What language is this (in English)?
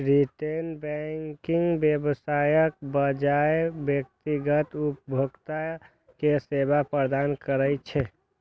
Maithili